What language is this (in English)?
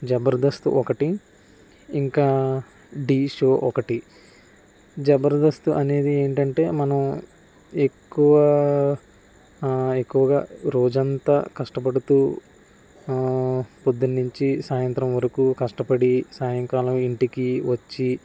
Telugu